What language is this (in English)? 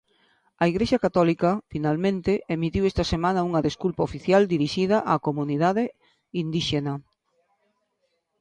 Galician